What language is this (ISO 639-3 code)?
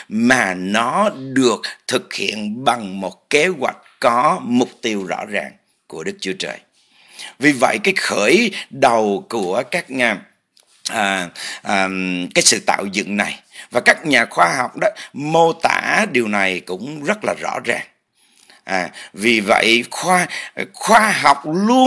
vie